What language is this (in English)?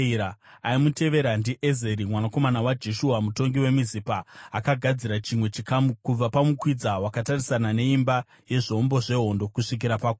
Shona